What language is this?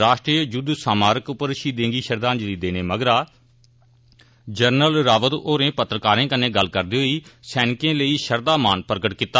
Dogri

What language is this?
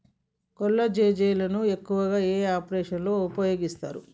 Telugu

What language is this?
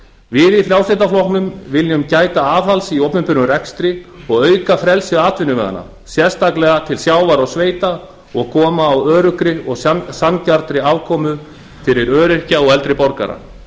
Icelandic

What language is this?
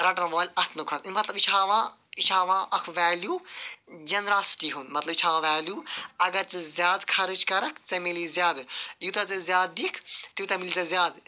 Kashmiri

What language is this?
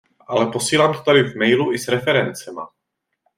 Czech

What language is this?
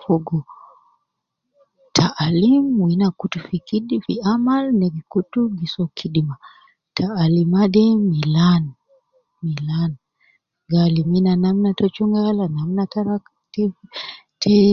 Nubi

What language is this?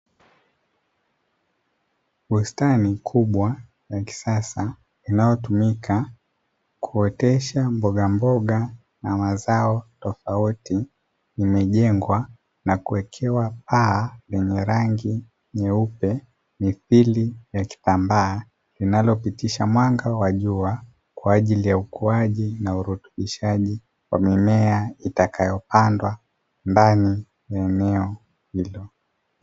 Swahili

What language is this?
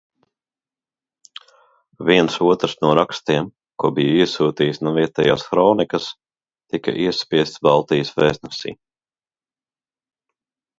Latvian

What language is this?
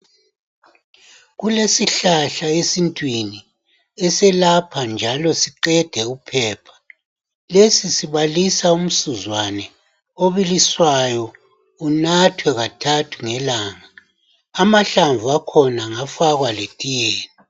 North Ndebele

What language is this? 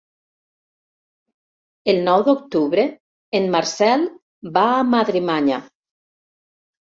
Catalan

